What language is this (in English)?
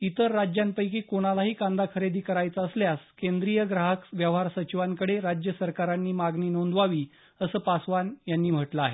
Marathi